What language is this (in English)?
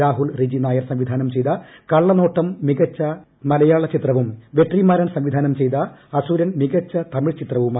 Malayalam